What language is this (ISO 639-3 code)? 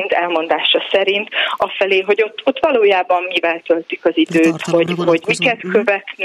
hun